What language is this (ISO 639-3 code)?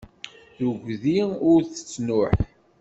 kab